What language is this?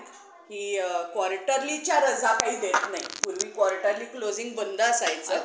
Marathi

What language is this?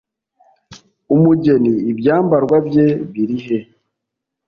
Kinyarwanda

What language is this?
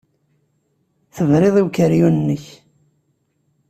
Kabyle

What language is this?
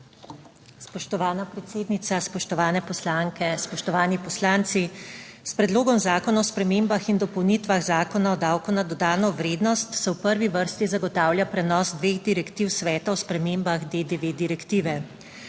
Slovenian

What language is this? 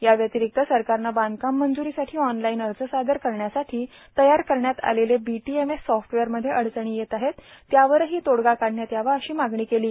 Marathi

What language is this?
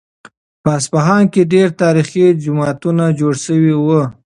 Pashto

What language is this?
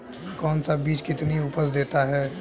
Hindi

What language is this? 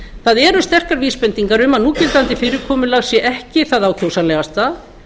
Icelandic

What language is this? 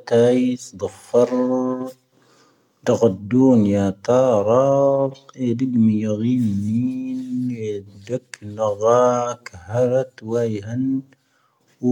Tahaggart Tamahaq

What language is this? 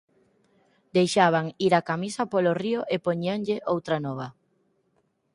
Galician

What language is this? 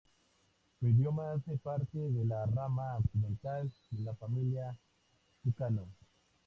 Spanish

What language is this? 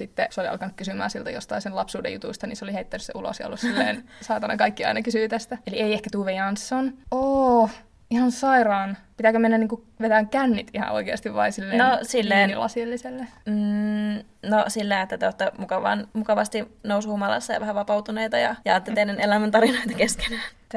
Finnish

